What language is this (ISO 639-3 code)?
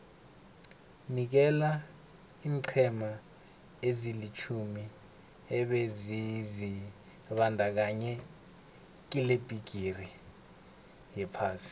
nbl